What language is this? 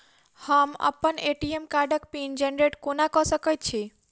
Maithili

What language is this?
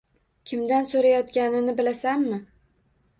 Uzbek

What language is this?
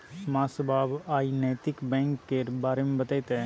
Maithili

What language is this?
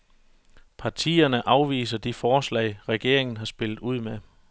Danish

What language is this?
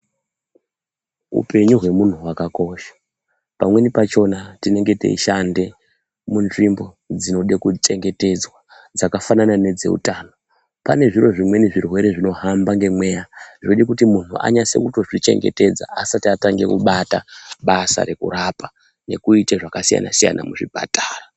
Ndau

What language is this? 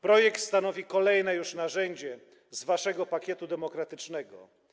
Polish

